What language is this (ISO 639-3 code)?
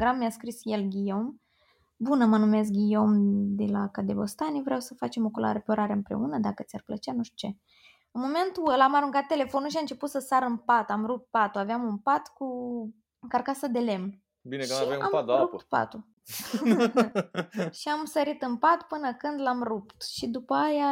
ron